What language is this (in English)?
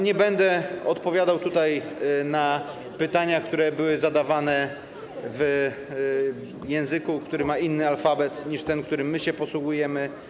Polish